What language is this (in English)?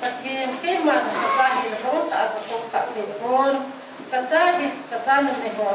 Thai